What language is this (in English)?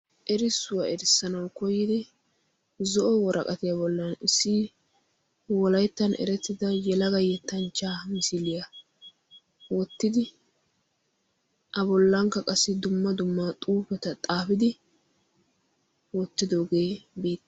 Wolaytta